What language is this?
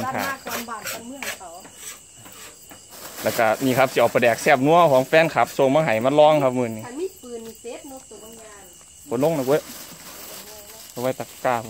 Thai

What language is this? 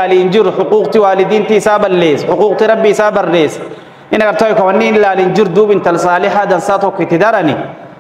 Arabic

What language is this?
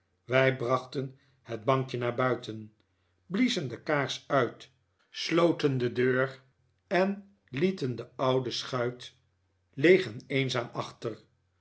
Dutch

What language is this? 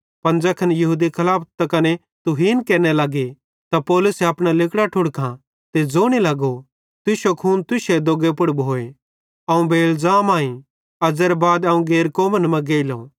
Bhadrawahi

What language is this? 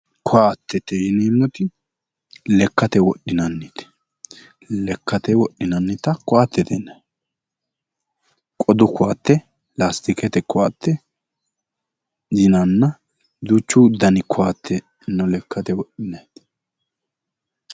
Sidamo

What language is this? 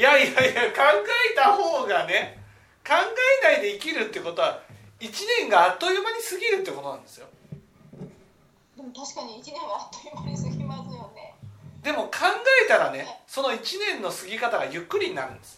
Japanese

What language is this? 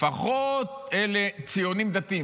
Hebrew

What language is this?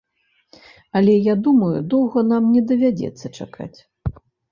Belarusian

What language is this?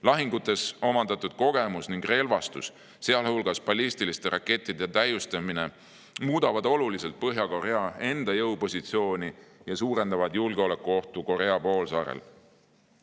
Estonian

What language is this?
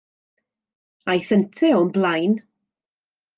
Welsh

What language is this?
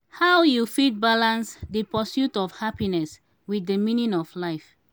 Nigerian Pidgin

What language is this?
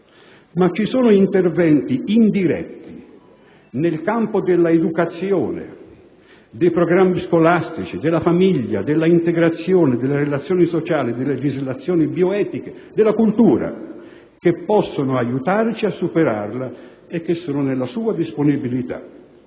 Italian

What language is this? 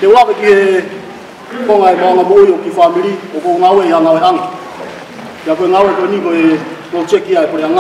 Romanian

